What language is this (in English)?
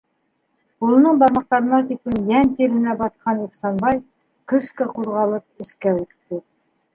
Bashkir